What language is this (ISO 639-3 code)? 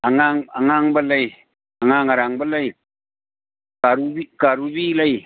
mni